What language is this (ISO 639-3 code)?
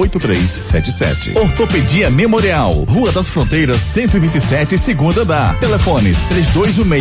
por